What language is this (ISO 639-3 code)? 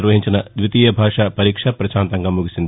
tel